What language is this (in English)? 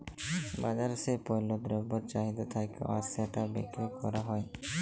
Bangla